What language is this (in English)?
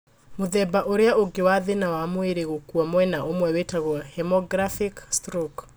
Kikuyu